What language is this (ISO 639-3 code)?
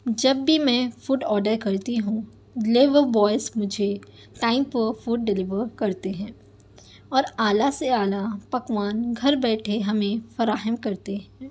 urd